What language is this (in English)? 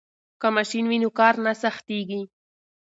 Pashto